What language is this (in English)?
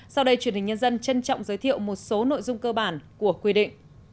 Vietnamese